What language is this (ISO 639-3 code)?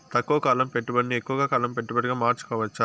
tel